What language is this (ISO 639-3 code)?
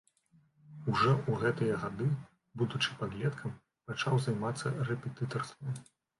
bel